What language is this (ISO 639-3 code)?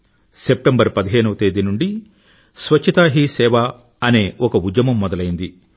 tel